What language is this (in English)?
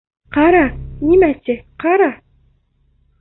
Bashkir